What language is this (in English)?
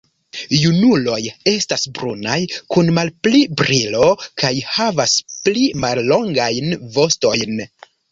Esperanto